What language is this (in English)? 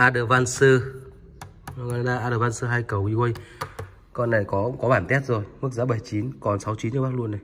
Vietnamese